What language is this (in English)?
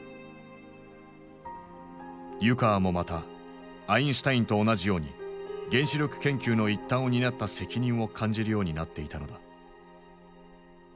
Japanese